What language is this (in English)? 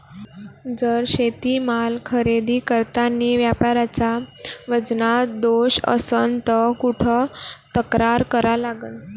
Marathi